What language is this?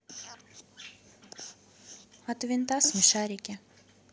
Russian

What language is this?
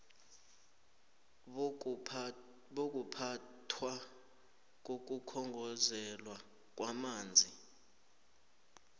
South Ndebele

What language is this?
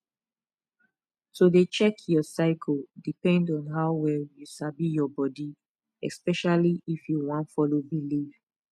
Nigerian Pidgin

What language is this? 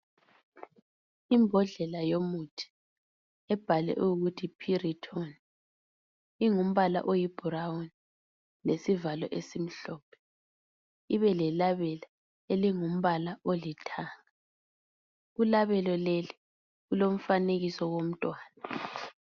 North Ndebele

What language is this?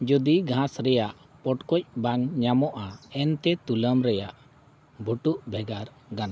Santali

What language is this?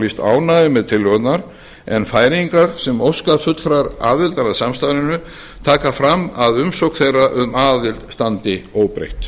Icelandic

